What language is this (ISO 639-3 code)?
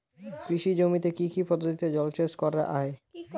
ben